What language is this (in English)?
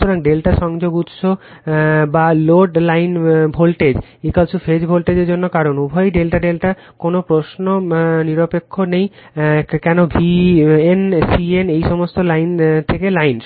Bangla